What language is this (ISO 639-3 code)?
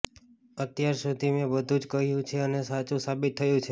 guj